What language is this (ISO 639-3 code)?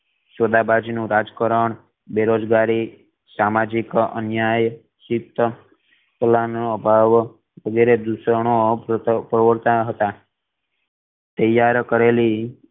guj